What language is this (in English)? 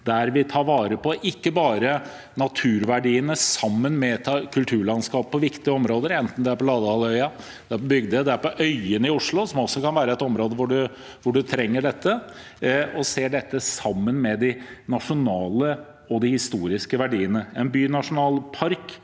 Norwegian